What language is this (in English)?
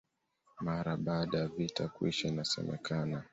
Swahili